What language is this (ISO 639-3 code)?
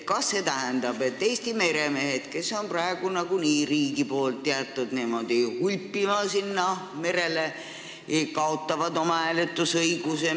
est